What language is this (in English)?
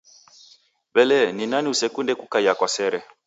Taita